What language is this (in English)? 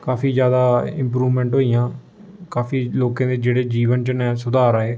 Dogri